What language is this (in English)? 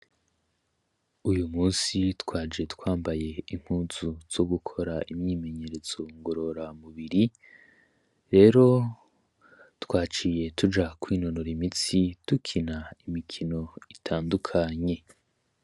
Rundi